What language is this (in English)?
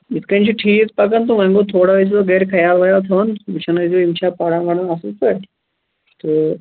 Kashmiri